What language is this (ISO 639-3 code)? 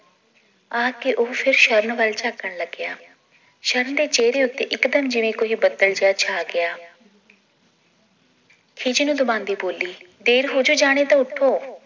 pan